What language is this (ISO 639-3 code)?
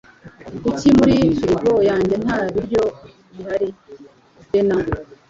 kin